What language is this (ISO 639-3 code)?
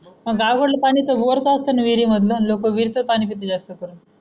mar